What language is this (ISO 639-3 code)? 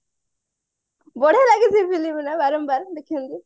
ori